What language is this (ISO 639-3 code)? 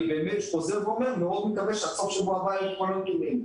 heb